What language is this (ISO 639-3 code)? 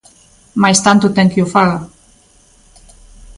glg